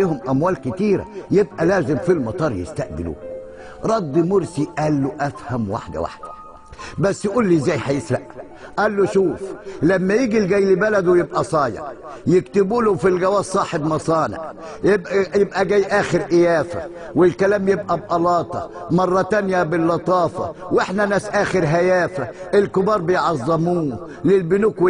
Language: Arabic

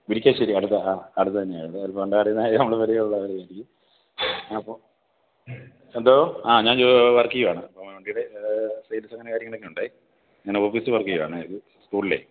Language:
Malayalam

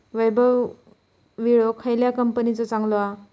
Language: Marathi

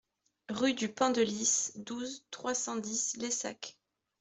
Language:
French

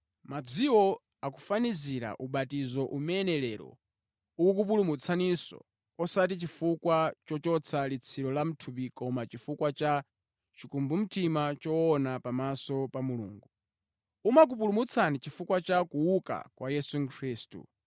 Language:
Nyanja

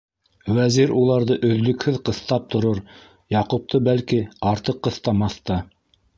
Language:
Bashkir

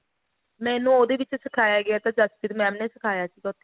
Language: Punjabi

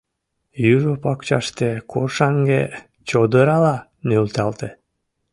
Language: Mari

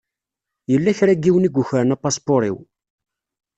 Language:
Kabyle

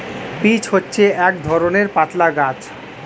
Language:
Bangla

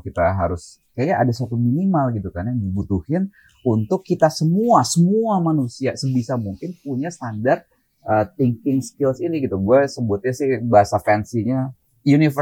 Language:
Indonesian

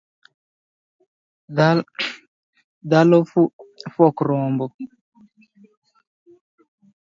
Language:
Luo (Kenya and Tanzania)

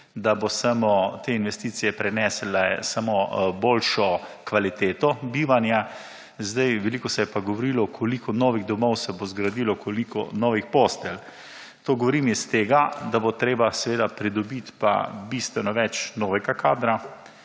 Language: Slovenian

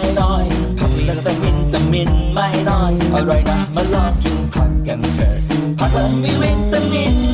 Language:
Thai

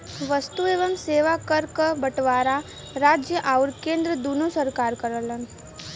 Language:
Bhojpuri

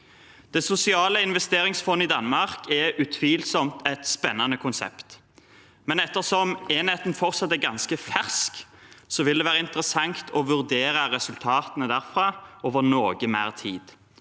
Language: Norwegian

